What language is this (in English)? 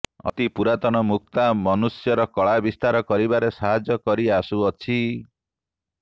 Odia